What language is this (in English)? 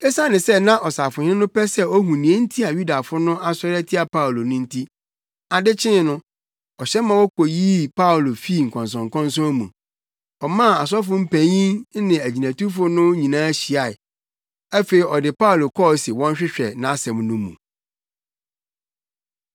Akan